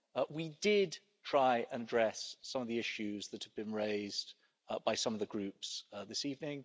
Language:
English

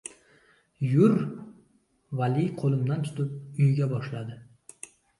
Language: Uzbek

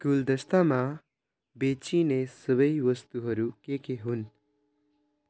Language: Nepali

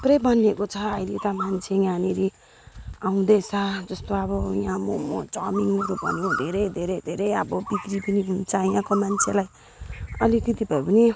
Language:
Nepali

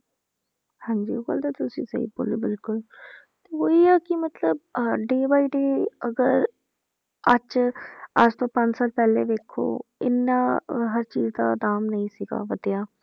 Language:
Punjabi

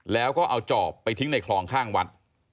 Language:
Thai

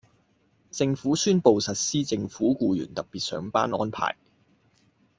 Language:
Cantonese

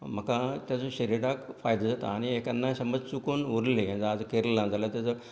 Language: Konkani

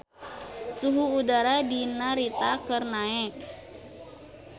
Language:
Sundanese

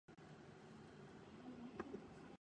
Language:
Japanese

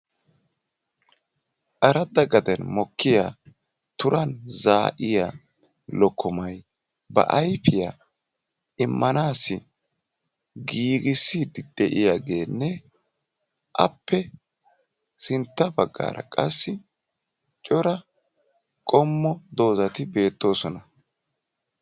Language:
Wolaytta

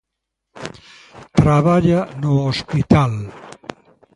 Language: Galician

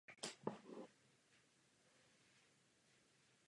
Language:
Czech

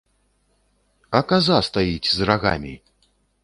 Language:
Belarusian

